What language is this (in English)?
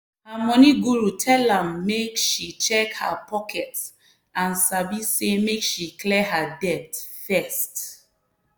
Nigerian Pidgin